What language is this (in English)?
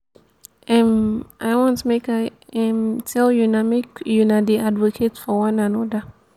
Nigerian Pidgin